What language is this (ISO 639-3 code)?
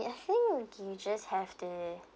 eng